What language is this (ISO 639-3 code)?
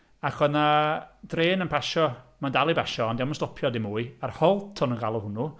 cym